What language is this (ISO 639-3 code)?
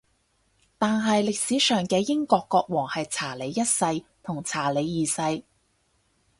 yue